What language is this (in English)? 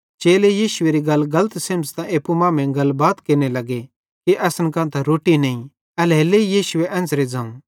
Bhadrawahi